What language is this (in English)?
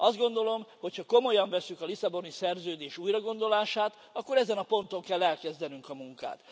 Hungarian